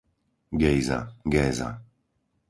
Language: Slovak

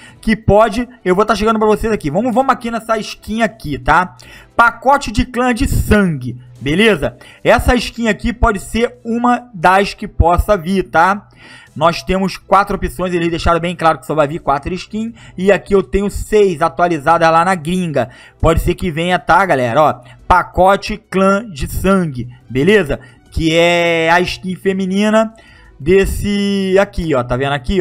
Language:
Portuguese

